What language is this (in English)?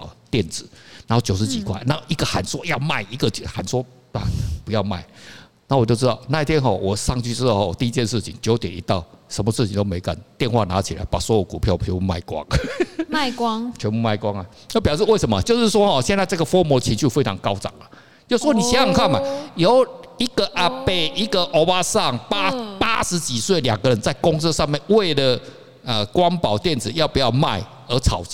Chinese